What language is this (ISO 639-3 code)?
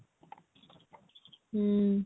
ori